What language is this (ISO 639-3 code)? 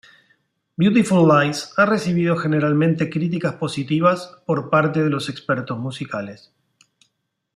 spa